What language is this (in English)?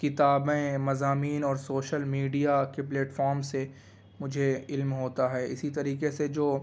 Urdu